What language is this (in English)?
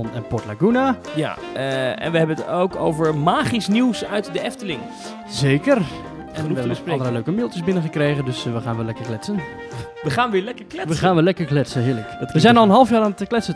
Dutch